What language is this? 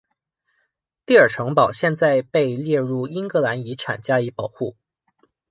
Chinese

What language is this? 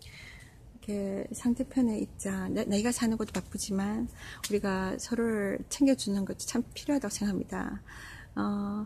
Korean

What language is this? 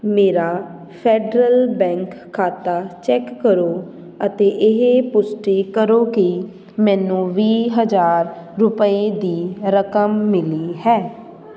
Punjabi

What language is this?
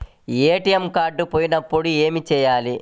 Telugu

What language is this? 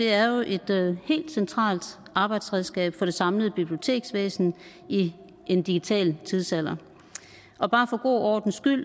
Danish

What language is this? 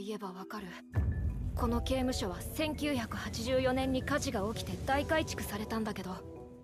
Japanese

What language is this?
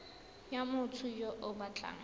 Tswana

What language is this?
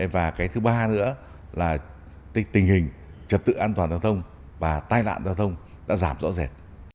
Vietnamese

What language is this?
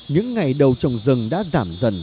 Vietnamese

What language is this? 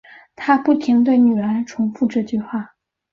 Chinese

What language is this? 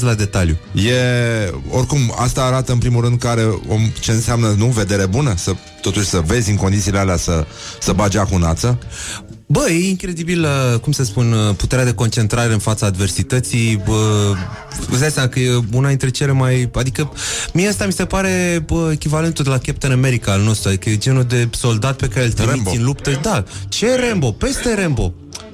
Romanian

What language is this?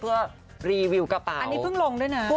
Thai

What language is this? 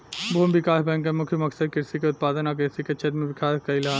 Bhojpuri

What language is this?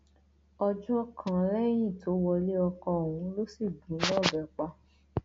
Yoruba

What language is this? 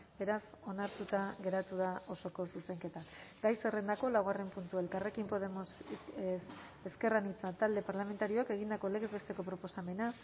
Basque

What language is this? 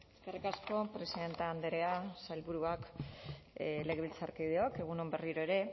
Basque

